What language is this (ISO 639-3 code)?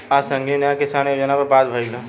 bho